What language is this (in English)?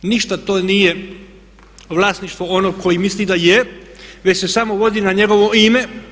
Croatian